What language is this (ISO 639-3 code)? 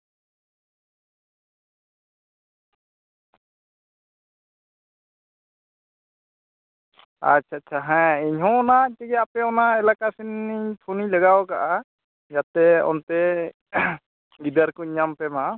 sat